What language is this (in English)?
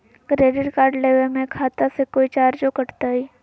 Magahi